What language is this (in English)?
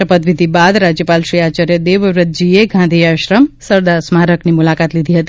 Gujarati